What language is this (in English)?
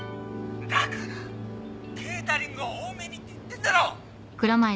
Japanese